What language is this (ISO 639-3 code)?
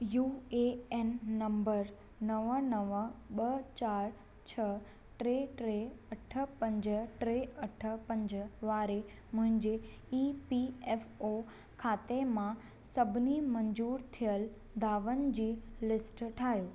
snd